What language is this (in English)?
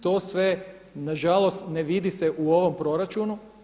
Croatian